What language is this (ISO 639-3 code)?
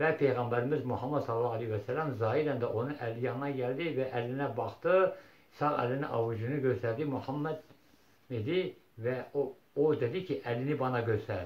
tur